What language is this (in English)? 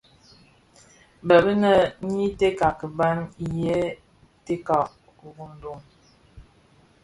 Bafia